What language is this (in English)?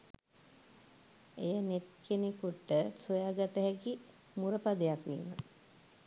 Sinhala